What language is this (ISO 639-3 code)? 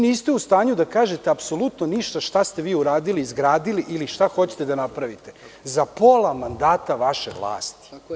srp